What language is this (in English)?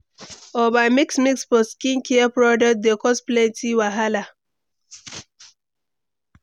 Nigerian Pidgin